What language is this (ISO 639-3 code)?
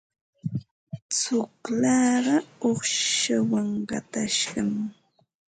qva